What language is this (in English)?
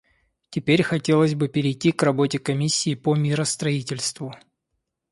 Russian